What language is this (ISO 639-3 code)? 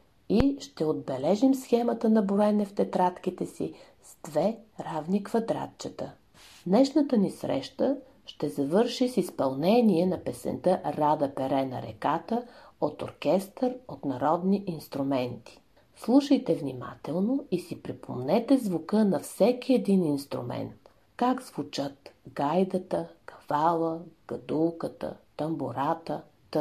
bul